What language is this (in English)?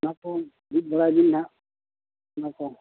Santali